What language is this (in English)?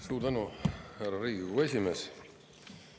Estonian